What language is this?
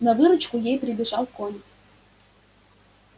Russian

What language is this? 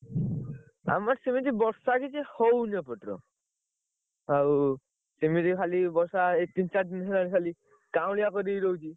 Odia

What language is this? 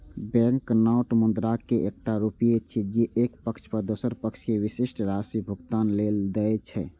Maithili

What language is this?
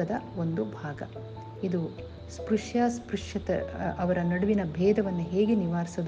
Kannada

